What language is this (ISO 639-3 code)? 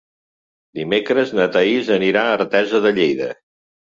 cat